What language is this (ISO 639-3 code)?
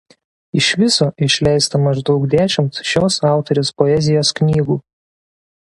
lit